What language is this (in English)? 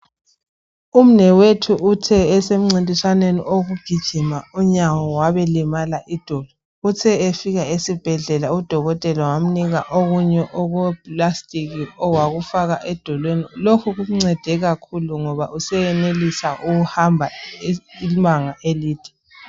North Ndebele